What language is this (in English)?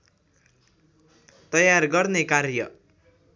Nepali